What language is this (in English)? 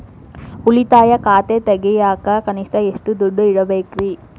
Kannada